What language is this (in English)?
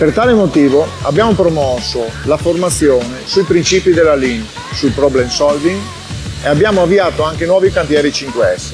Italian